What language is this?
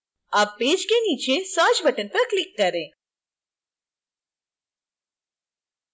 Hindi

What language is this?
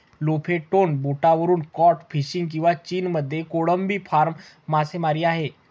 Marathi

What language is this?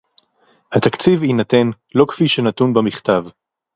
Hebrew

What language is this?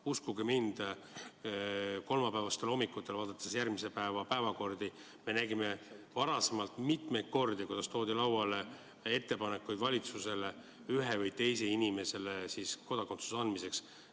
Estonian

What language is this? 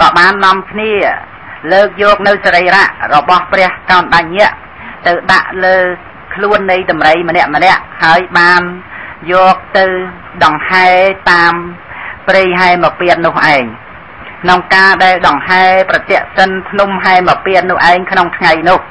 Thai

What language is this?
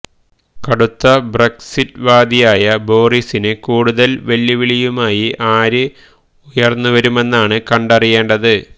Malayalam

